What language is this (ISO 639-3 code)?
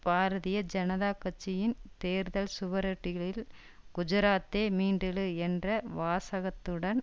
tam